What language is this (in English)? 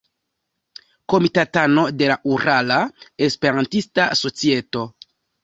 Esperanto